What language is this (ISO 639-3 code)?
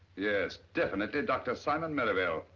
eng